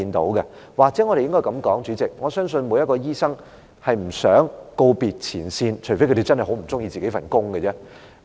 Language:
Cantonese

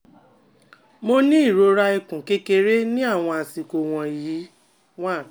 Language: Yoruba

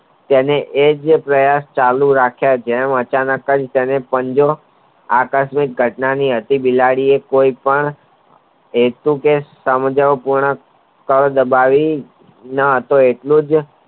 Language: Gujarati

